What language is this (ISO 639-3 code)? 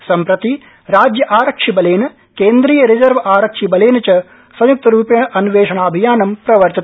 san